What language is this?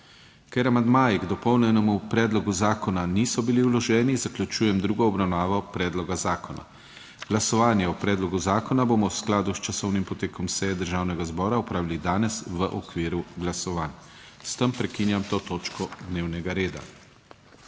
Slovenian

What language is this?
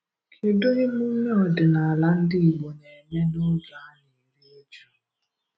Igbo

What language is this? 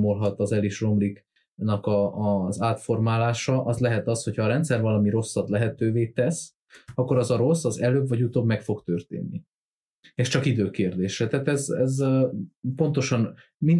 Hungarian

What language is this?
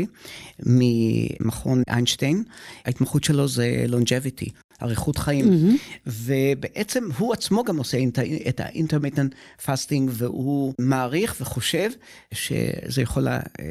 Hebrew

